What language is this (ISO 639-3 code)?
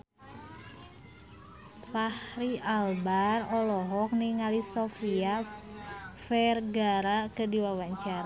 sun